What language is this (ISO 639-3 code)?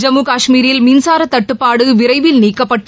tam